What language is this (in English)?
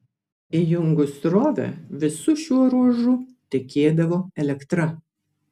Lithuanian